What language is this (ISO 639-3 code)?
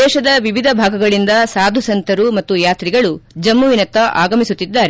kan